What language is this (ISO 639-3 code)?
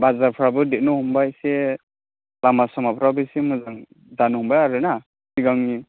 brx